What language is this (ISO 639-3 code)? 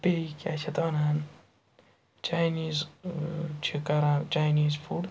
kas